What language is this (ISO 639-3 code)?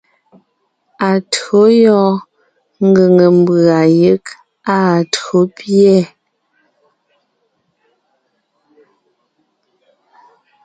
nnh